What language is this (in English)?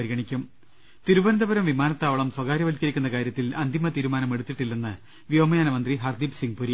Malayalam